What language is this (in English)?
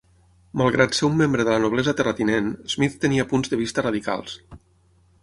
Catalan